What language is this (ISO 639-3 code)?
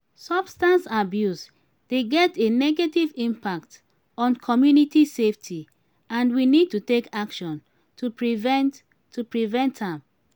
pcm